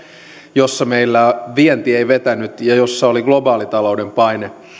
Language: Finnish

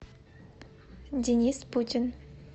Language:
Russian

